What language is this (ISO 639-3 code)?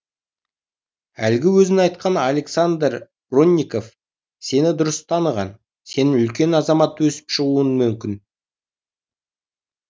kaz